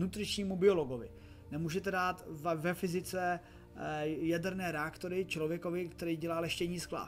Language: Czech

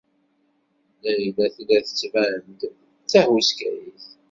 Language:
Kabyle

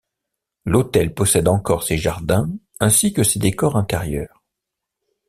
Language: French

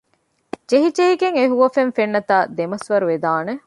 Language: Divehi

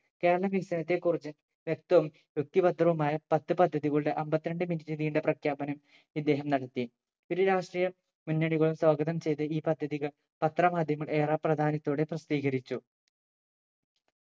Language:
Malayalam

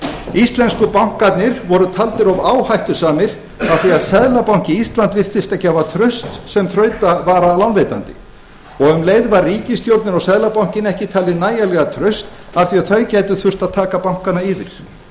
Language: Icelandic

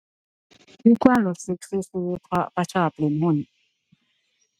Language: Thai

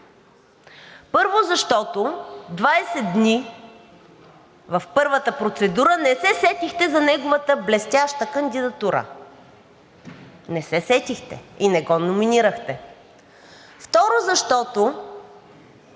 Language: Bulgarian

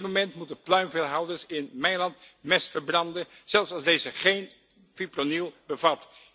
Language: Dutch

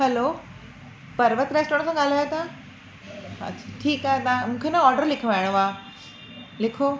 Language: Sindhi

